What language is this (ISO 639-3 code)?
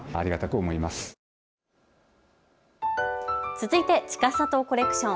jpn